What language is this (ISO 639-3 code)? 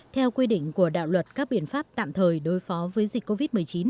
vie